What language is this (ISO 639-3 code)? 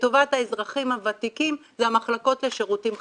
heb